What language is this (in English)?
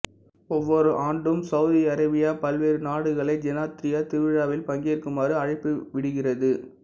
Tamil